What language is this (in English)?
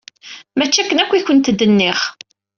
Kabyle